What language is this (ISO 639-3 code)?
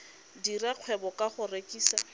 tsn